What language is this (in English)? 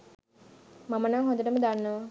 Sinhala